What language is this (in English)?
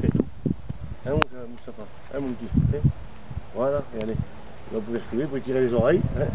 French